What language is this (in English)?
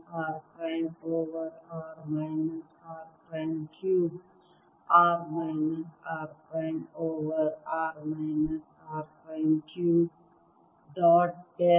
Kannada